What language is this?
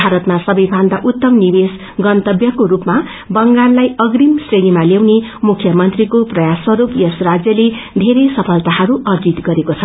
Nepali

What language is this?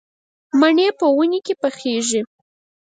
Pashto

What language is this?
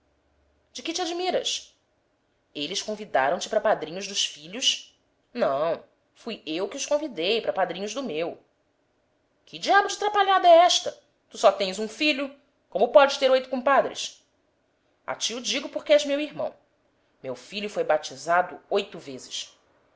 Portuguese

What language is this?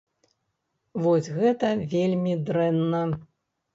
Belarusian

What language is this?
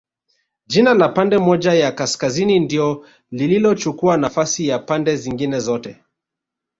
Swahili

